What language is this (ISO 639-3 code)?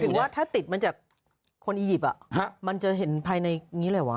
tha